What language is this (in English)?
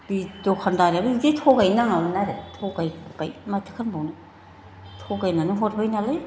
Bodo